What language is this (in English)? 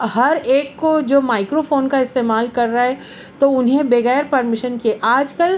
Urdu